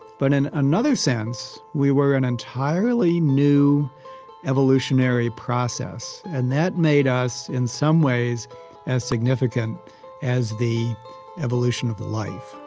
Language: English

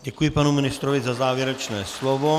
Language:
Czech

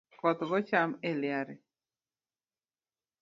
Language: Luo (Kenya and Tanzania)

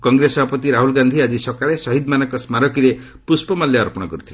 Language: Odia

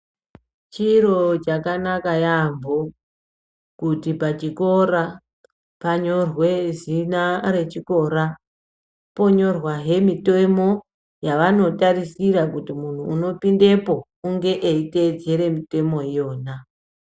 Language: Ndau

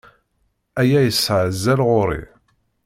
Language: Kabyle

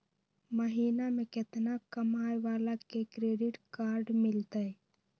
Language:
Magahi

